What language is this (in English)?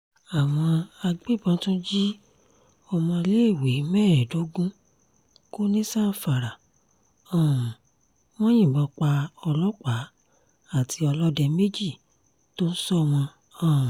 Yoruba